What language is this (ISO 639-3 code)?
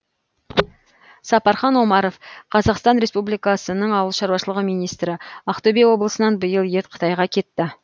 kaz